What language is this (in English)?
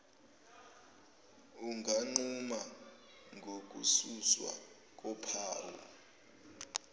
Zulu